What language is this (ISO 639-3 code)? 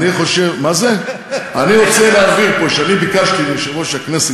heb